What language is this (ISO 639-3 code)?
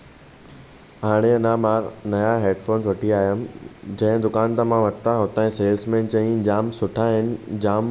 snd